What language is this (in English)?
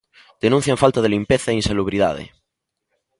Galician